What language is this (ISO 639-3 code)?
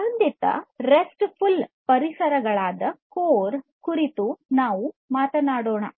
kan